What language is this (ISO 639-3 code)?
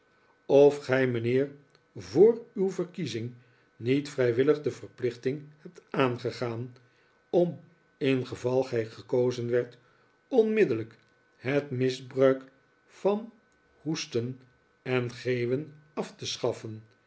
nld